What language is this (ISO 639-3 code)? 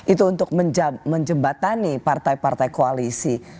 ind